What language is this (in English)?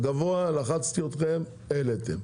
Hebrew